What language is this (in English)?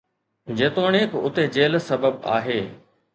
Sindhi